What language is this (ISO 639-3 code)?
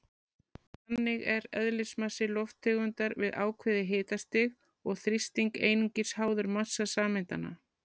isl